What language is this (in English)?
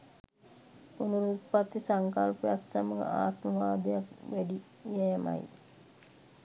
Sinhala